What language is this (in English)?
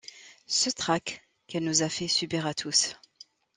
French